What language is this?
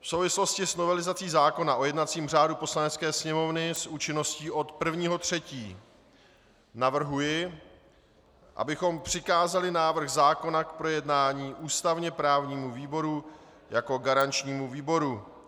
Czech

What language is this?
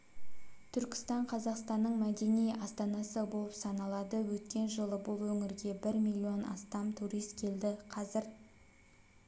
Kazakh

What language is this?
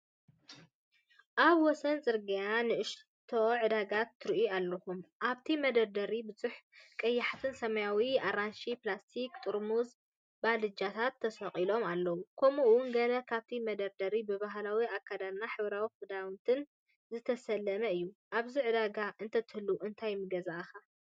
Tigrinya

